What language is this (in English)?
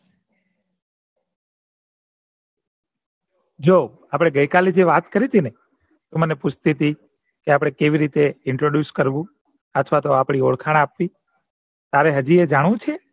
Gujarati